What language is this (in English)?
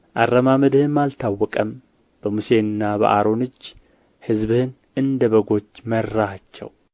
Amharic